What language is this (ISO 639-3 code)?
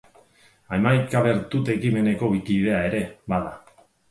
eus